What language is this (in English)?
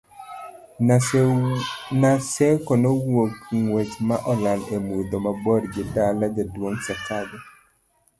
Luo (Kenya and Tanzania)